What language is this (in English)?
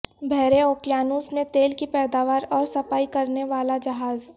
Urdu